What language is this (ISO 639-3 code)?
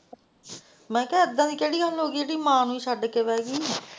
pan